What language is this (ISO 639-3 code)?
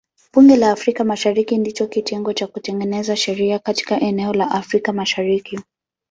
swa